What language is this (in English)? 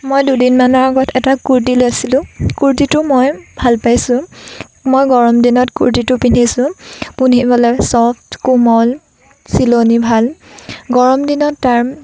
Assamese